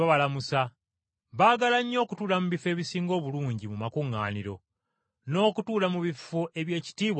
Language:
Ganda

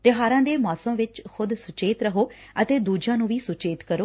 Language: Punjabi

